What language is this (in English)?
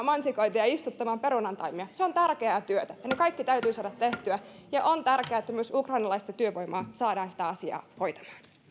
Finnish